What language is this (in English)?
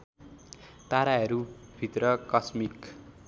Nepali